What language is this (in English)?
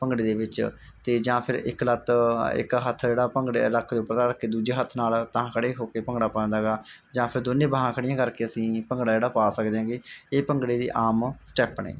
Punjabi